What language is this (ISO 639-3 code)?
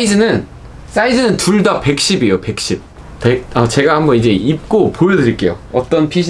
kor